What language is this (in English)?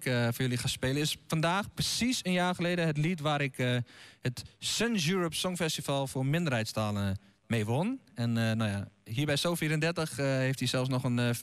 Dutch